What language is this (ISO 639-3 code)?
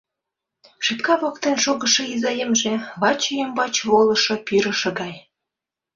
chm